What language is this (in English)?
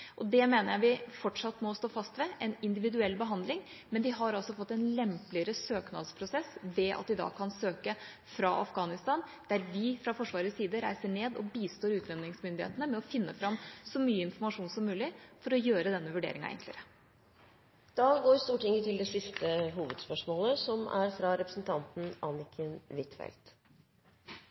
Norwegian